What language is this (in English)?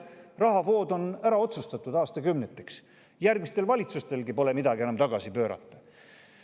Estonian